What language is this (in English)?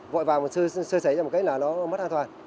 Vietnamese